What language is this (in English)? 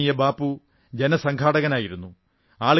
Malayalam